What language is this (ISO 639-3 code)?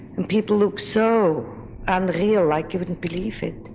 eng